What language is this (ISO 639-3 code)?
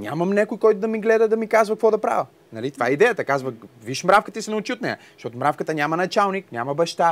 bul